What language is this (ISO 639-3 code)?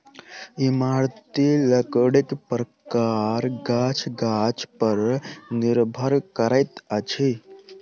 mai